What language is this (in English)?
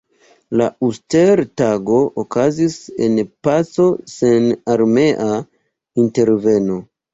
Esperanto